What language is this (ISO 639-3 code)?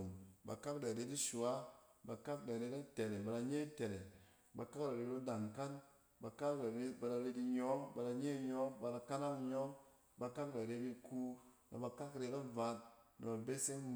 cen